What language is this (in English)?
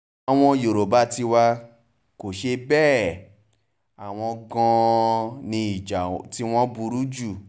Yoruba